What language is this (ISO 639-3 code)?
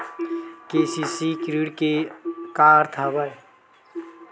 hne